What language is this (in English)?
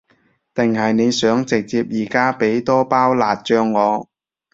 Cantonese